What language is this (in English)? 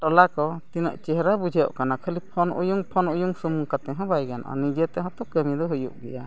Santali